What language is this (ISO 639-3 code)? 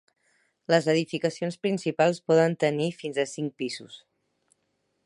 cat